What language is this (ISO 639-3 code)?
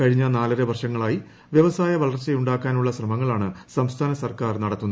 mal